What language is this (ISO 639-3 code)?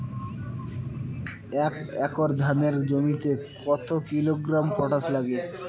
ben